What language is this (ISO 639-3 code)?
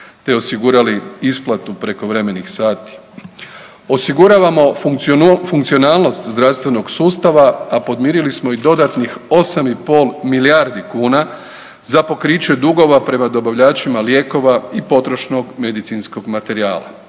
hrv